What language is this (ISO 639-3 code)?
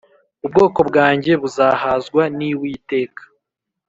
kin